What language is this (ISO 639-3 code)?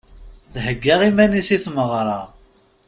kab